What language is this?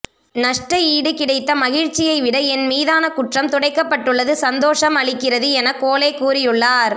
Tamil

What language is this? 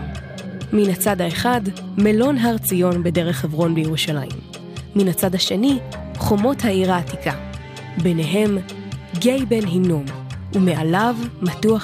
Hebrew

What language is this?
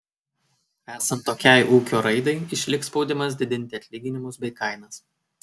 Lithuanian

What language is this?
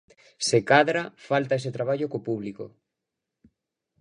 Galician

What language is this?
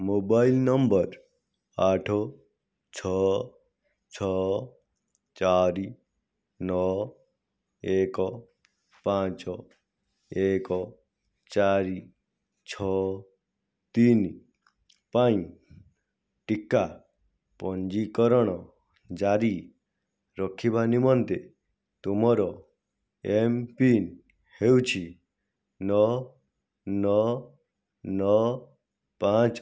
Odia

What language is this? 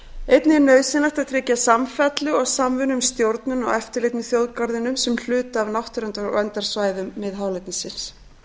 Icelandic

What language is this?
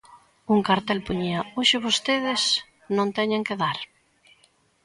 Galician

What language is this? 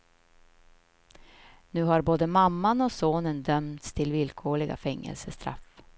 Swedish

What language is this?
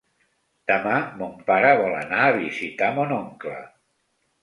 Catalan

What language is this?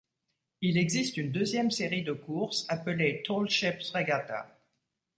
French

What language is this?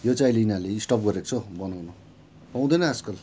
Nepali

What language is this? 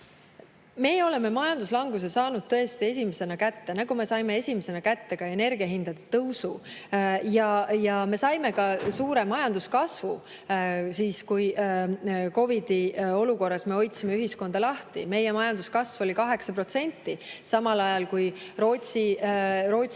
Estonian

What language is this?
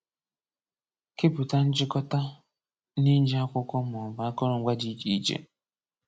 Igbo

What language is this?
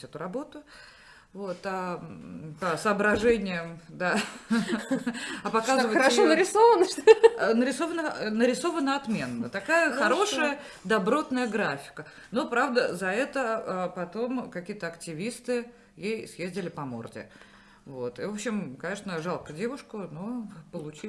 Russian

